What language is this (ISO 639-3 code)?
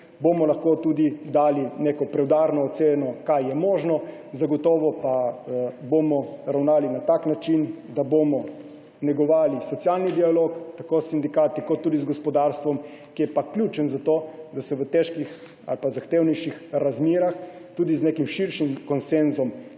slv